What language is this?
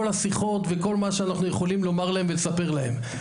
Hebrew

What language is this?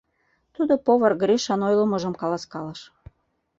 Mari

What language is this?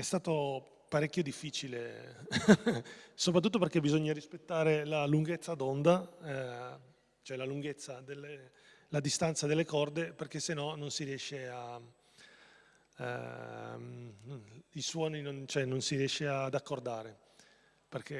Italian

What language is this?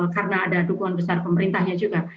Indonesian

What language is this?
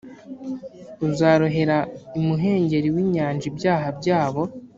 Kinyarwanda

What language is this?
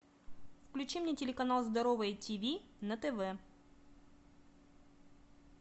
Russian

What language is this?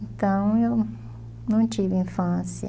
Portuguese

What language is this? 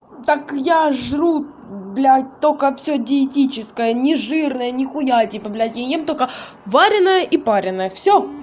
Russian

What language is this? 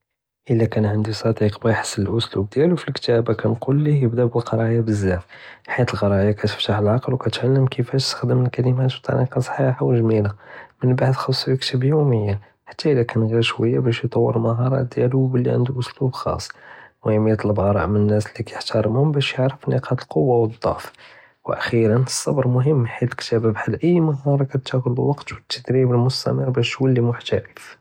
Judeo-Arabic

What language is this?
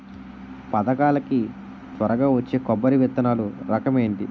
Telugu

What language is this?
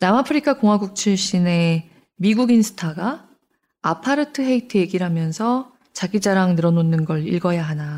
Korean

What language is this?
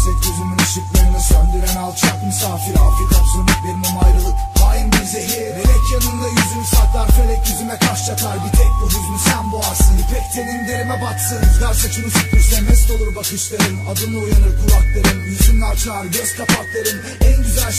Turkish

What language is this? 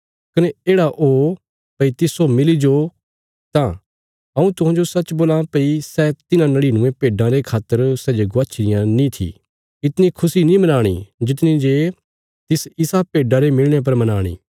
Bilaspuri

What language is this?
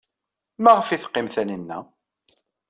Kabyle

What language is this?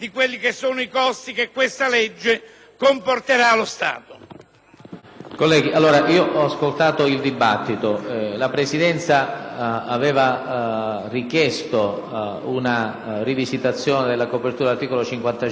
Italian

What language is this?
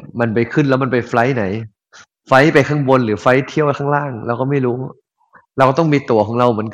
Thai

